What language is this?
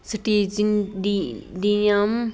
Punjabi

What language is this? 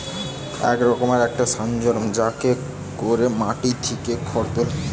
Bangla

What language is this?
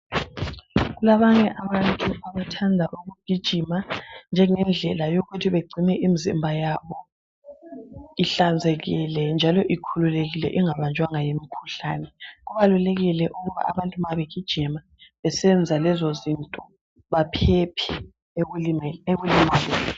North Ndebele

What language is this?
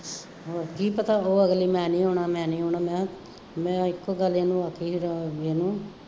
Punjabi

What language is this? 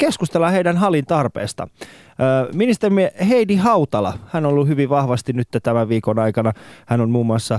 Finnish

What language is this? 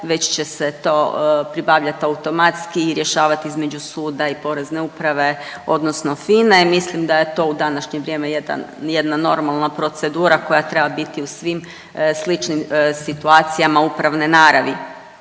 Croatian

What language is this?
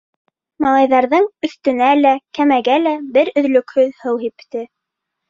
Bashkir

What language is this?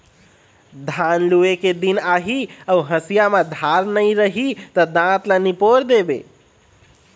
Chhattisgarhi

